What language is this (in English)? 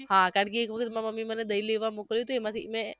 Gujarati